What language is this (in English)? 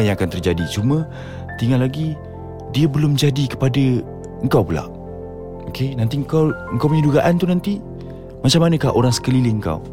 Malay